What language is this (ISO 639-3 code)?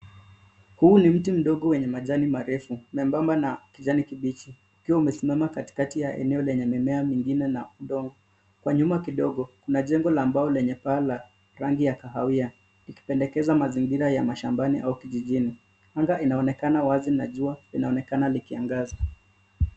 swa